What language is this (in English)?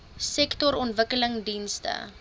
Afrikaans